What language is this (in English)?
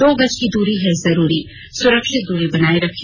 Hindi